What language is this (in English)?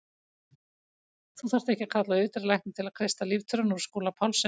Icelandic